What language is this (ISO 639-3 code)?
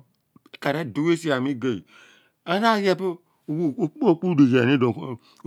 abn